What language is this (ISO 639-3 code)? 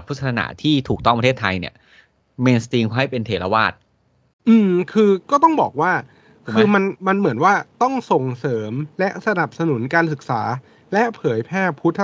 tha